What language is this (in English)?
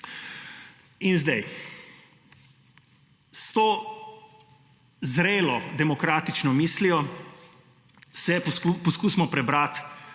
Slovenian